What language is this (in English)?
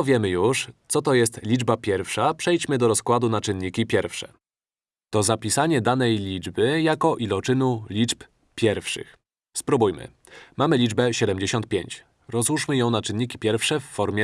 Polish